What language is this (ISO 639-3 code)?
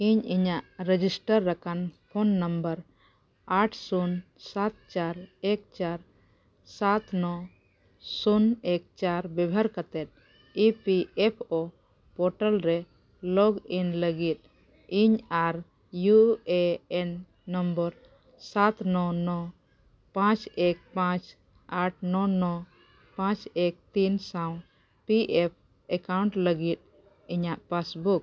sat